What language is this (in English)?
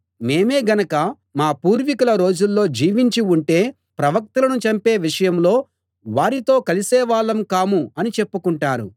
Telugu